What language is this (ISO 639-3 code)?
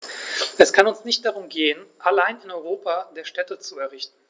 deu